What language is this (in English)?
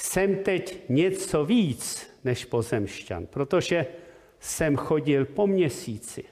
Czech